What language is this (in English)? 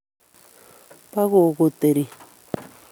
Kalenjin